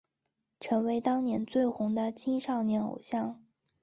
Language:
Chinese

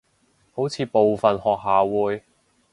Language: Cantonese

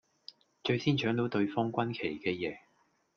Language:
Cantonese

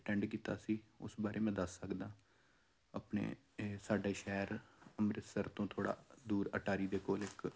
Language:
Punjabi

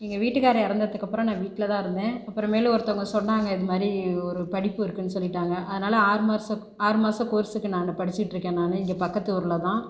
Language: Tamil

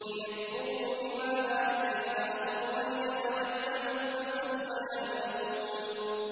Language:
Arabic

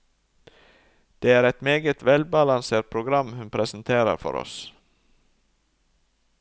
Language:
Norwegian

